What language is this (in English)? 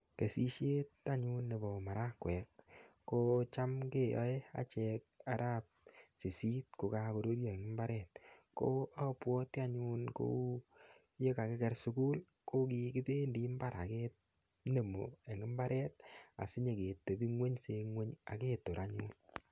Kalenjin